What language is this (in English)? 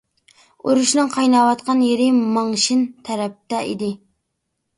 Uyghur